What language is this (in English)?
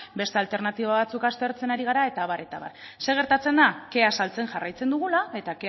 Basque